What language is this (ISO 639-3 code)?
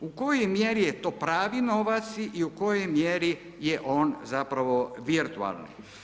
hrv